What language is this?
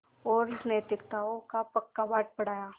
Hindi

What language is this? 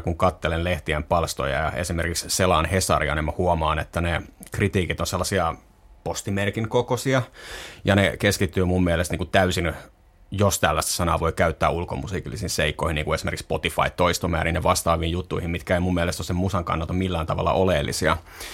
Finnish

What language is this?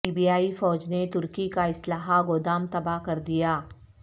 Urdu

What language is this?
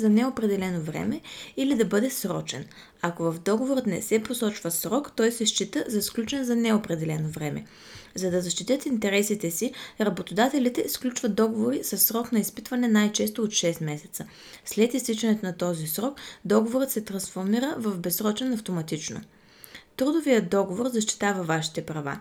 Bulgarian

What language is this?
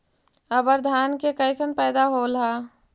Magahi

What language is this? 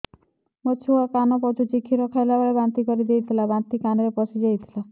Odia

